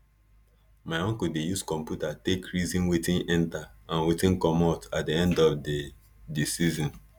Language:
Nigerian Pidgin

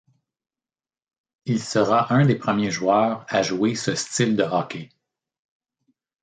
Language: French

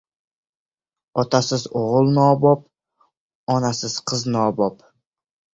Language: Uzbek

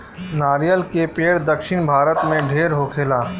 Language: Bhojpuri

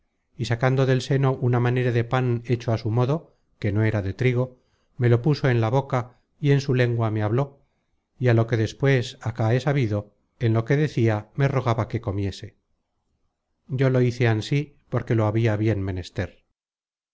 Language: Spanish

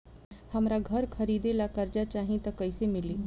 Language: Bhojpuri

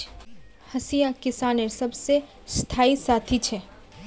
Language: Magahi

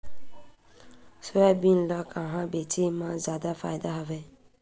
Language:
Chhattisgarhi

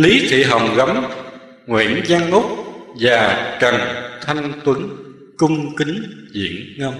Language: Vietnamese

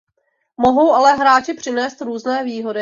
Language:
Czech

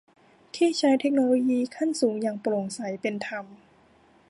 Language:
Thai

